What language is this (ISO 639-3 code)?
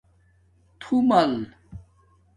dmk